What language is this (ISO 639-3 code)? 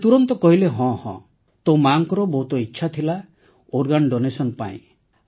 ori